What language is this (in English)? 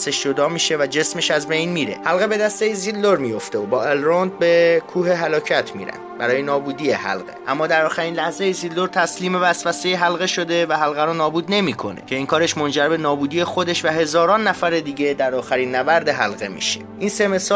Persian